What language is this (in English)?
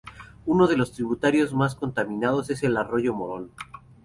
Spanish